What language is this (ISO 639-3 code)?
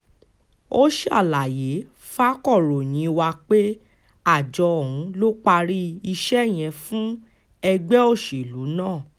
yor